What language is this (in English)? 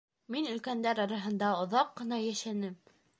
Bashkir